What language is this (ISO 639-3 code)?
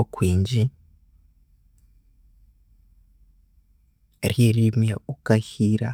koo